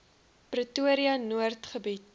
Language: Afrikaans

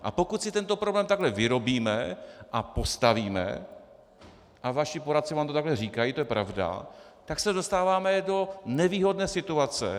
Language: Czech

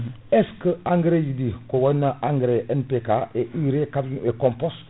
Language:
Fula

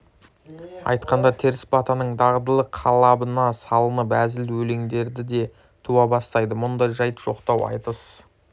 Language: Kazakh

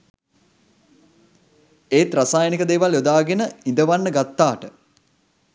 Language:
Sinhala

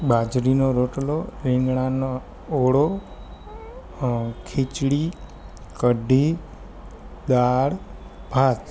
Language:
Gujarati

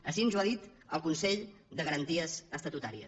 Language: Catalan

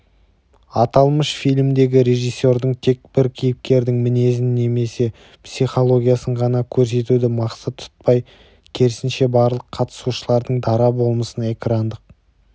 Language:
Kazakh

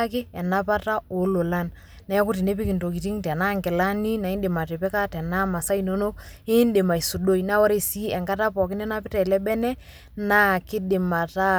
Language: Masai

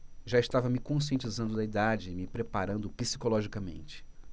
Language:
Portuguese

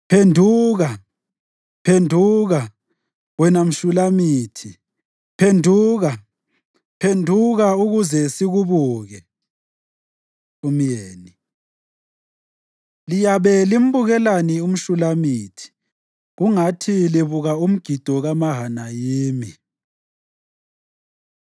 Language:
North Ndebele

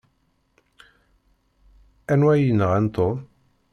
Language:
Kabyle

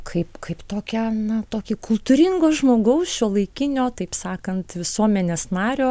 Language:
Lithuanian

